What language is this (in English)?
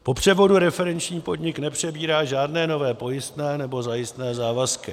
Czech